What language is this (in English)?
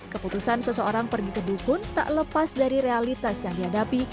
Indonesian